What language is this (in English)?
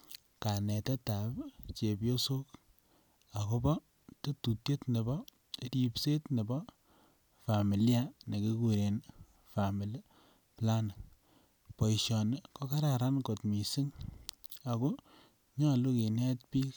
Kalenjin